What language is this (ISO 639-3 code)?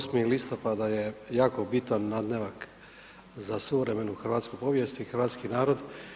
hrv